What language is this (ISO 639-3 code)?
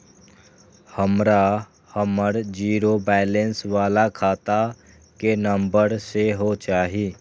mai